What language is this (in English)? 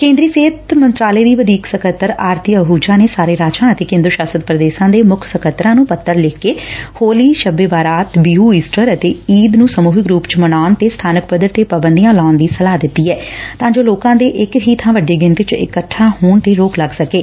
Punjabi